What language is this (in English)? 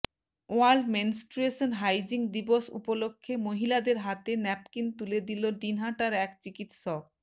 Bangla